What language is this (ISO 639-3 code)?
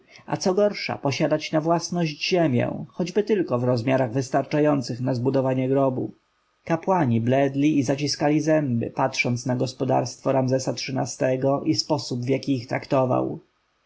pol